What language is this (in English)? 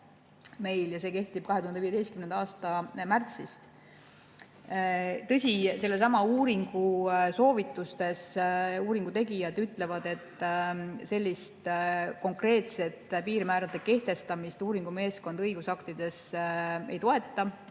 Estonian